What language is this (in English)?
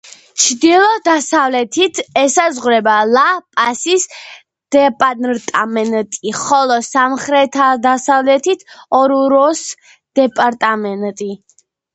Georgian